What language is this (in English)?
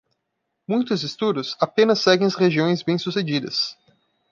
Portuguese